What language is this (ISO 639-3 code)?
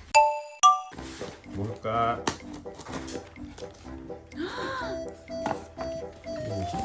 kor